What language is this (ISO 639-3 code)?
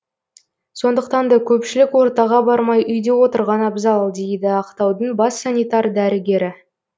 kaz